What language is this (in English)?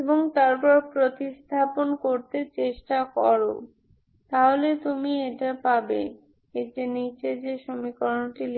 Bangla